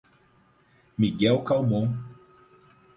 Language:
Portuguese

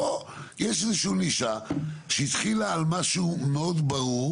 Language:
Hebrew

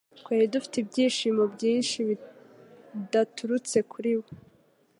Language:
Kinyarwanda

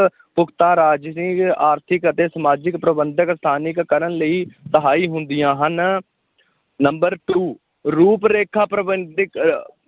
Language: Punjabi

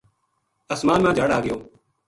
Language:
Gujari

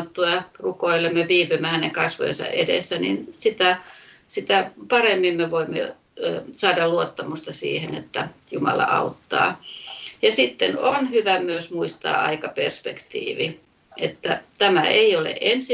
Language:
Finnish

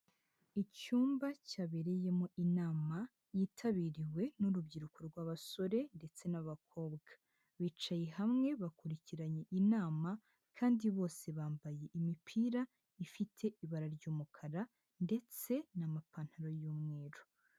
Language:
Kinyarwanda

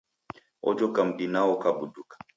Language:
Taita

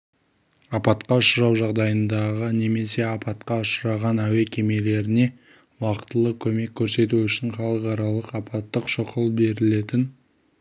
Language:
Kazakh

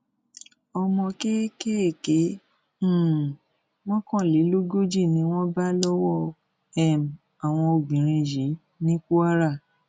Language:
Yoruba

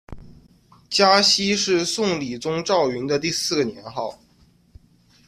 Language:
Chinese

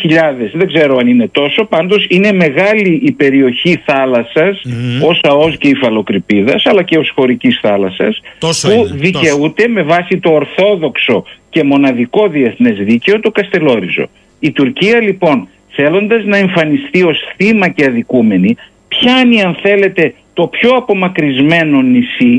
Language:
Greek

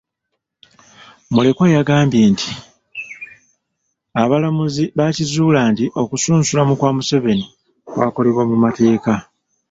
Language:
Ganda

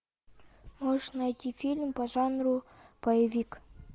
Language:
Russian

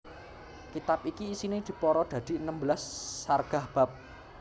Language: Javanese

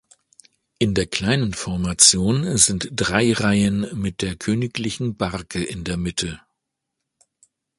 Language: German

